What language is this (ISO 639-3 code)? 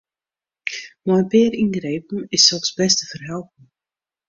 fry